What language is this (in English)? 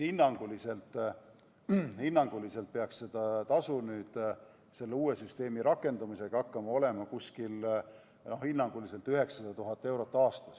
Estonian